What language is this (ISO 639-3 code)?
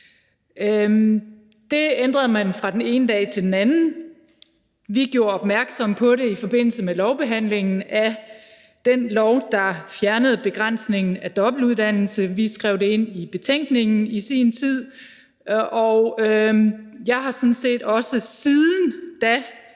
dan